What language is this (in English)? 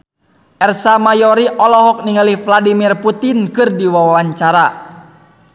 Sundanese